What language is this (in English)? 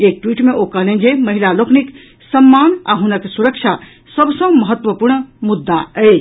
Maithili